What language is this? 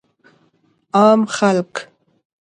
Pashto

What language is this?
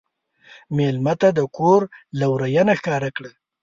Pashto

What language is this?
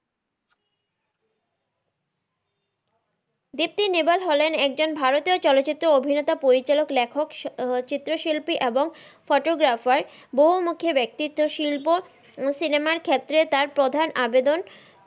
Bangla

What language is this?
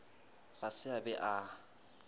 Northern Sotho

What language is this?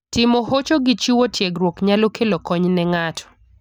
Luo (Kenya and Tanzania)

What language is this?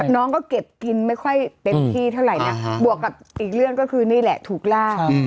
Thai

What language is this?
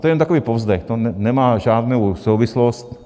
Czech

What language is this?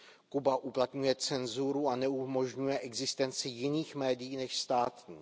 Czech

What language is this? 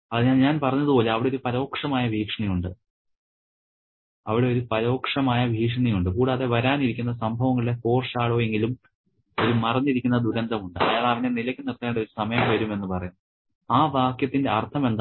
Malayalam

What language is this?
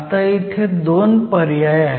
Marathi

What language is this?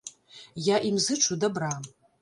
Belarusian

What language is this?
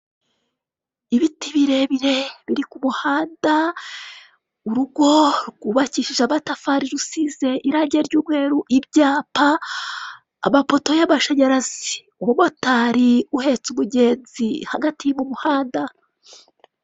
Kinyarwanda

